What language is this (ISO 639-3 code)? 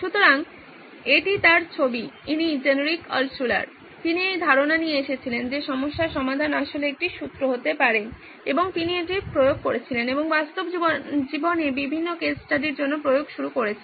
ben